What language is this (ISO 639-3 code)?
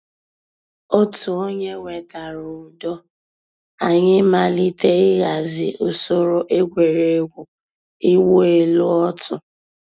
ibo